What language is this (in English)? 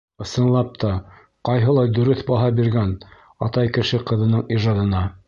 Bashkir